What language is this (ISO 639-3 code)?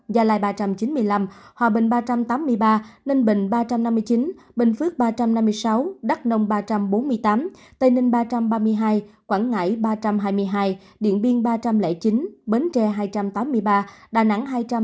vie